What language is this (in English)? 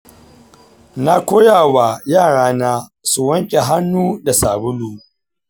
Hausa